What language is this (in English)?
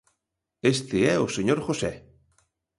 Galician